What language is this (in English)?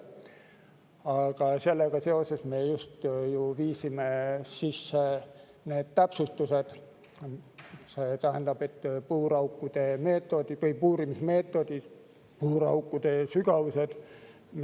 Estonian